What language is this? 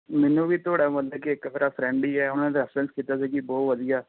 Punjabi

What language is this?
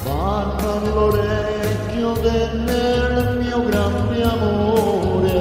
Romanian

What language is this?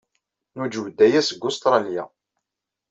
Kabyle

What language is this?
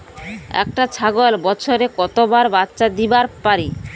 Bangla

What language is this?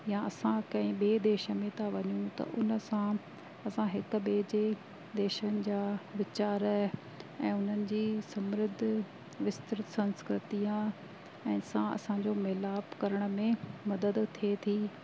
Sindhi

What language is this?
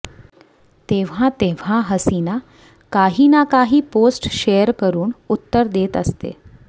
Marathi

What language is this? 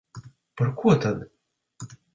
Latvian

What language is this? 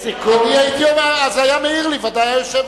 Hebrew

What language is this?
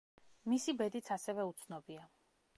Georgian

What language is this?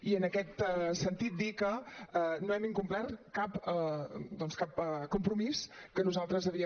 Catalan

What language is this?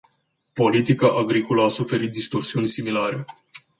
Romanian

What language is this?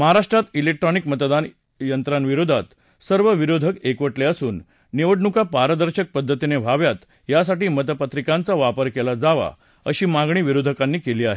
Marathi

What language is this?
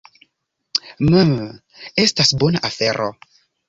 Esperanto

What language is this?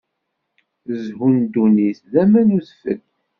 Kabyle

